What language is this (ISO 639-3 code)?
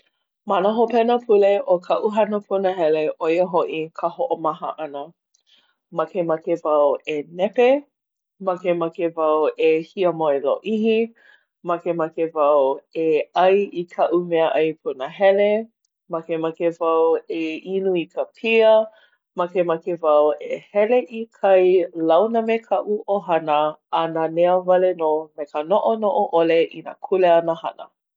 haw